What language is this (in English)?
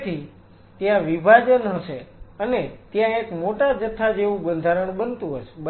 Gujarati